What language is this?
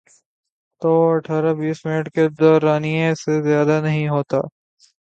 Urdu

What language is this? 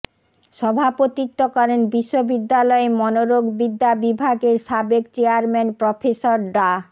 Bangla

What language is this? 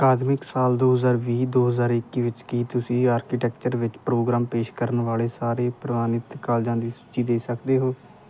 Punjabi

